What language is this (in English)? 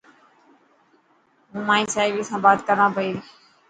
Dhatki